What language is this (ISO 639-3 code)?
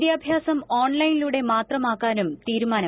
mal